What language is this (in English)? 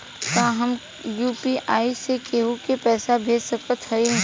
Bhojpuri